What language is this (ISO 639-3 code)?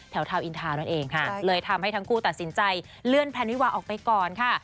tha